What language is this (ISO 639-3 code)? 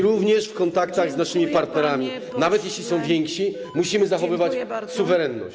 pol